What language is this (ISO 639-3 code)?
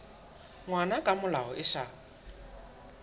sot